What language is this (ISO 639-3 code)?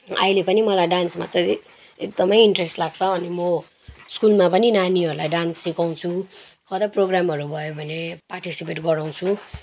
nep